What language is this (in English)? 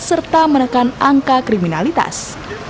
Indonesian